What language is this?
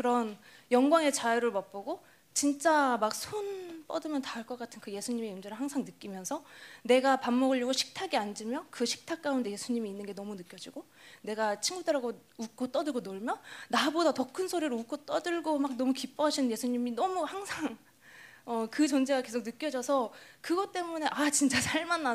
Korean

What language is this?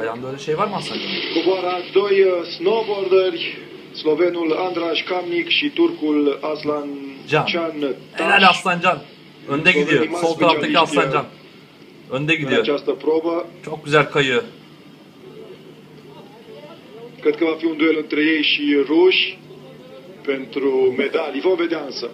Romanian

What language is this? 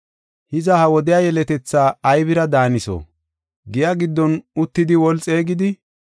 Gofa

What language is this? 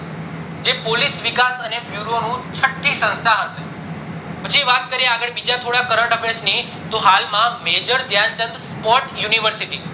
Gujarati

